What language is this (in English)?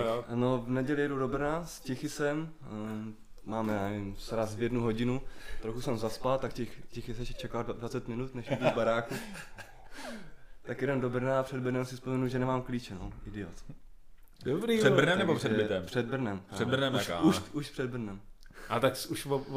Czech